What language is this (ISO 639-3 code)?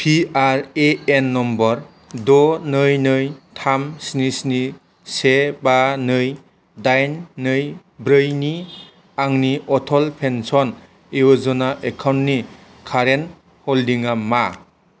brx